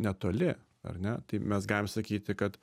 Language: Lithuanian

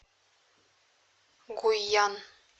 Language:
Russian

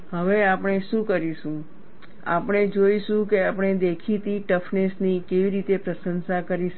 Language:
Gujarati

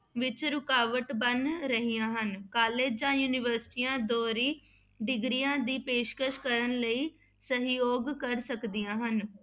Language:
Punjabi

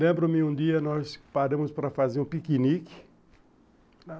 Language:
Portuguese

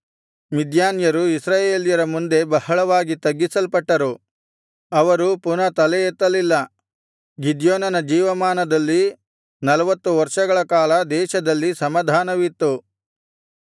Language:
Kannada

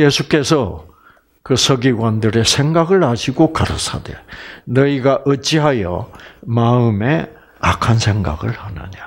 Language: Korean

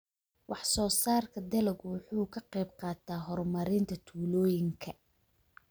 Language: Somali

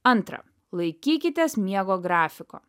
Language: Lithuanian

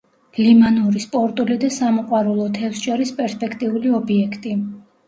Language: Georgian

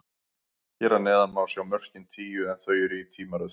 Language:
Icelandic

